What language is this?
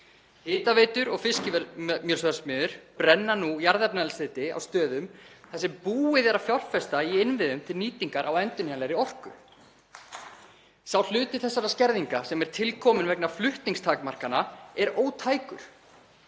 Icelandic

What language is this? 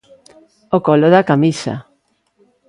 Galician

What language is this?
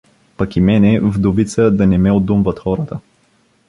Bulgarian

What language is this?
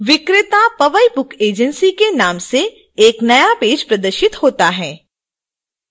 Hindi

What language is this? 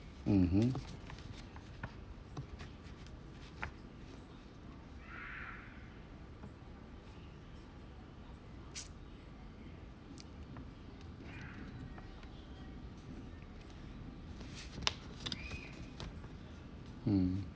English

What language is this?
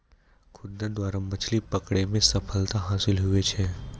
Maithili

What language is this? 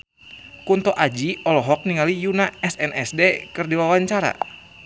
Sundanese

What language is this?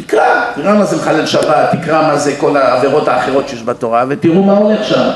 Hebrew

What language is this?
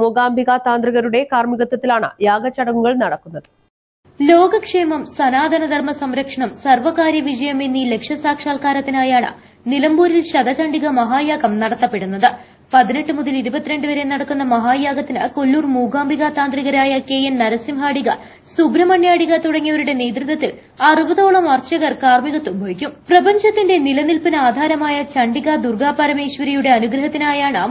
Malayalam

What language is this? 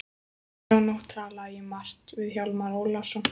Icelandic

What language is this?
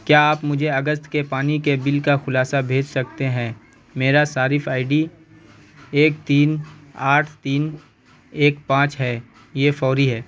Urdu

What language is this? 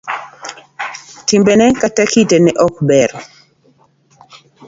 Luo (Kenya and Tanzania)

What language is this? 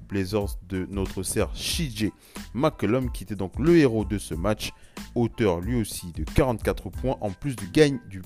French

